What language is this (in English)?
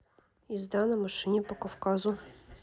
Russian